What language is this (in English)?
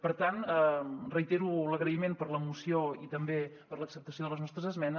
Catalan